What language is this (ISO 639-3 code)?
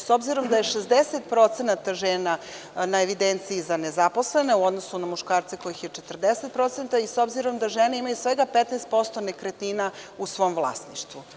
srp